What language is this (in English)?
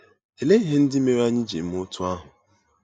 Igbo